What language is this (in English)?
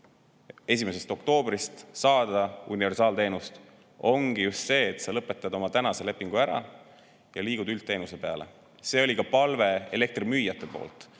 Estonian